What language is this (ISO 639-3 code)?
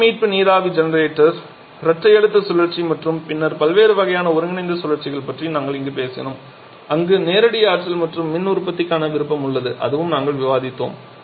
tam